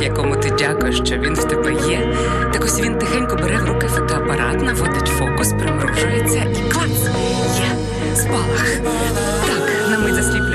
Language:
Ukrainian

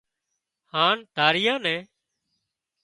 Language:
Wadiyara Koli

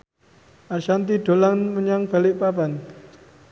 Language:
Javanese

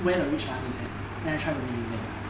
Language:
English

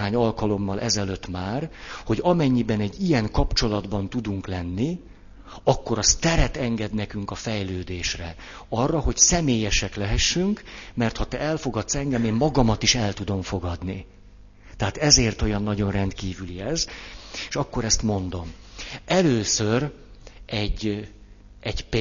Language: Hungarian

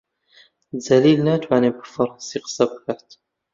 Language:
Central Kurdish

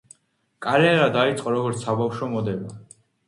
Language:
Georgian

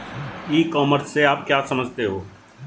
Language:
Hindi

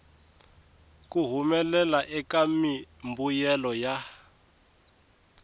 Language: Tsonga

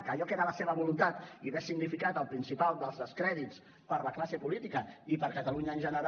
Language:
Catalan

